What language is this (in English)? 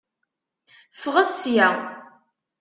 Kabyle